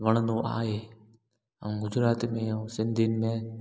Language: Sindhi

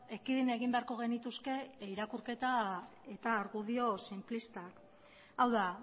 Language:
Basque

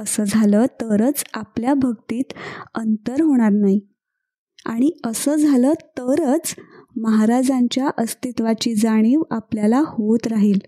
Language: Marathi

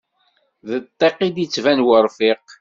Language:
Kabyle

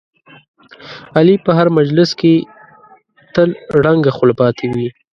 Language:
Pashto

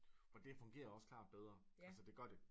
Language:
Danish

